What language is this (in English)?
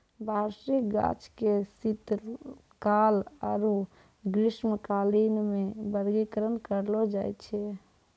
Maithili